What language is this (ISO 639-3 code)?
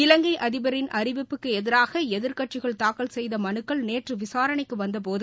tam